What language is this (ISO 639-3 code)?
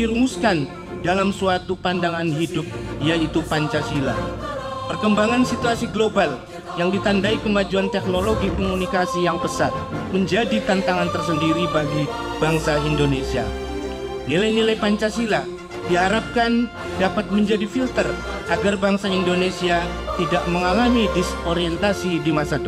ind